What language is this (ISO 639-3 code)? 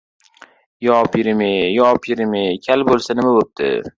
uzb